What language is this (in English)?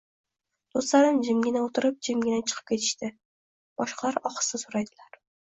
Uzbek